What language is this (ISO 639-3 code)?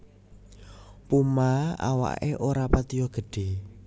jav